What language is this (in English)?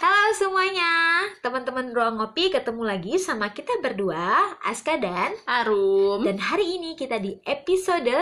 Indonesian